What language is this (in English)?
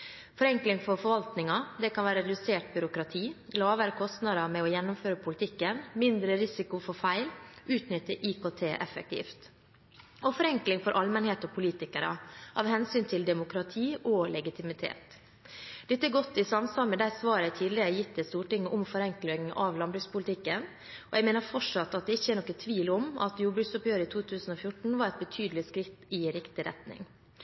Norwegian Bokmål